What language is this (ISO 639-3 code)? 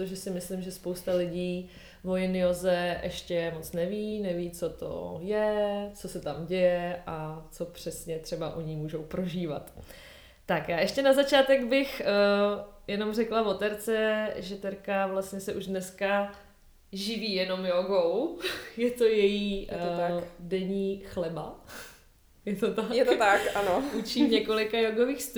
ces